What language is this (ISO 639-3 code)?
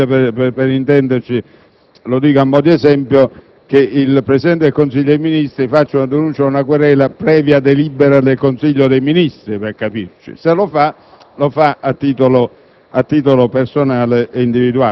ita